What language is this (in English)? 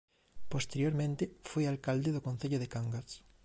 Galician